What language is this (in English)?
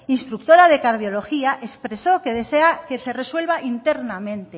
Spanish